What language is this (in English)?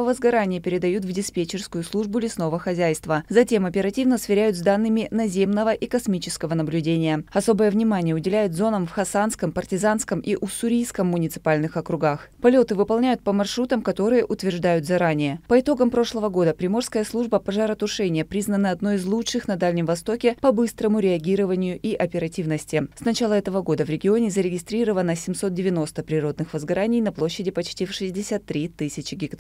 Russian